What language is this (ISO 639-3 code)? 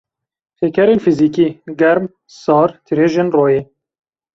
kur